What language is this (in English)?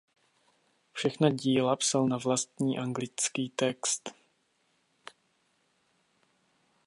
Czech